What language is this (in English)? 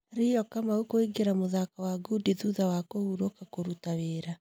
Kikuyu